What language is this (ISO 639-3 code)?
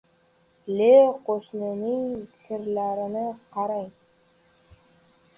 uzb